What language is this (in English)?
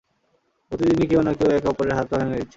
Bangla